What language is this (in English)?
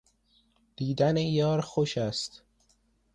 Persian